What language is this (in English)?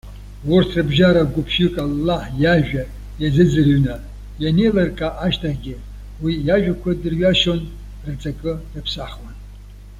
Abkhazian